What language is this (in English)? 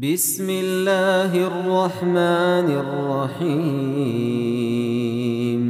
Arabic